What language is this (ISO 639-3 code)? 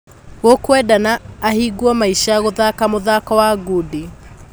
kik